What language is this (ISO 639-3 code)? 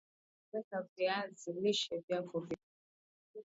swa